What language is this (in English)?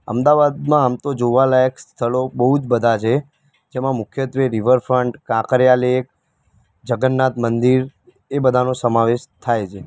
Gujarati